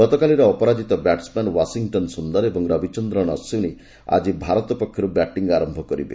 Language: Odia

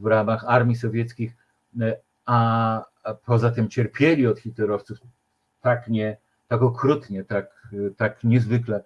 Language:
Polish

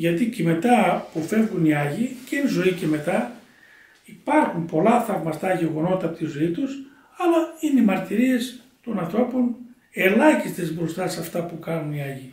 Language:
Greek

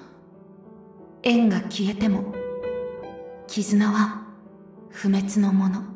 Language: Japanese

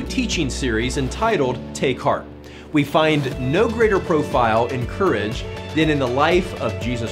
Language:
English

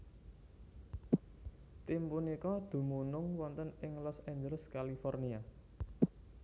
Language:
Javanese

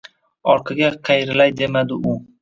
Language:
Uzbek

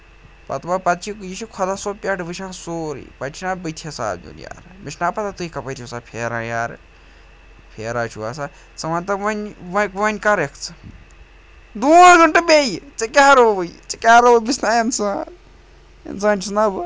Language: Kashmiri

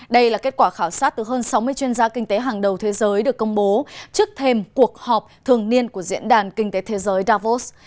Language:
Vietnamese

